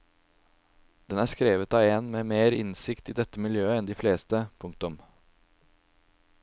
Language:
Norwegian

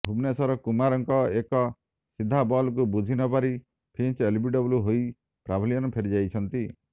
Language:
Odia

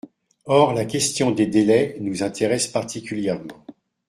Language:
French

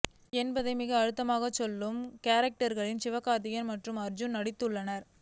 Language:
Tamil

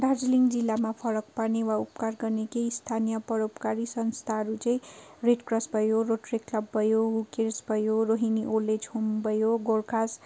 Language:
Nepali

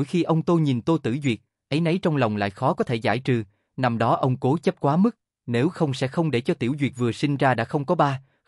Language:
Vietnamese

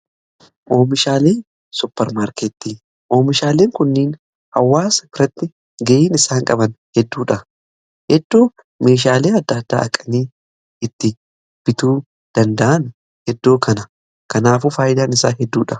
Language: Oromo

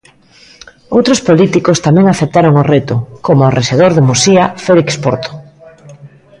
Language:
Galician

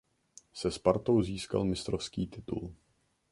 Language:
Czech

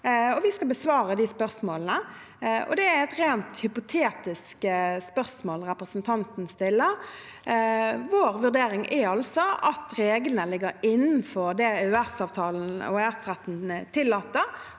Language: Norwegian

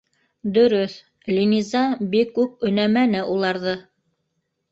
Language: Bashkir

